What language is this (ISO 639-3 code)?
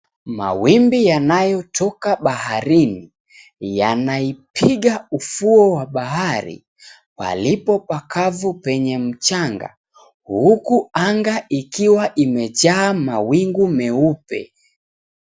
swa